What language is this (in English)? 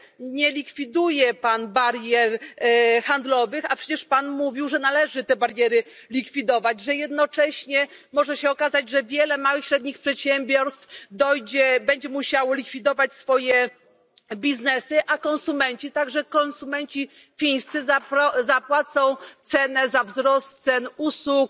Polish